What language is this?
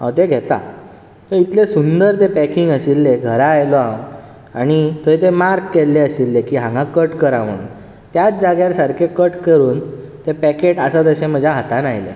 Konkani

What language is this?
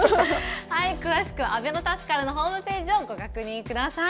Japanese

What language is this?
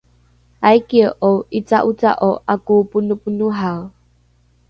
Rukai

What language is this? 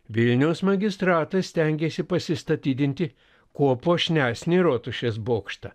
Lithuanian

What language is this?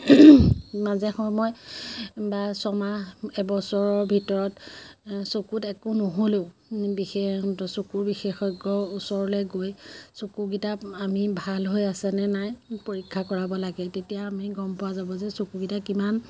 Assamese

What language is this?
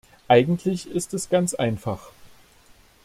German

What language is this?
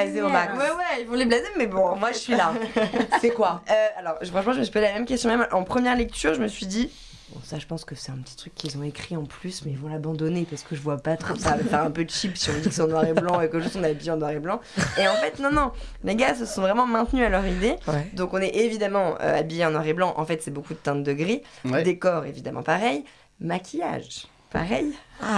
French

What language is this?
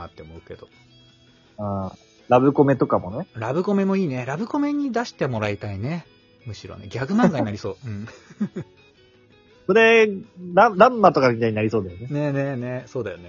Japanese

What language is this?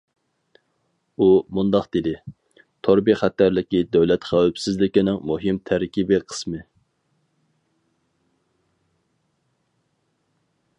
Uyghur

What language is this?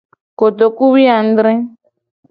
Gen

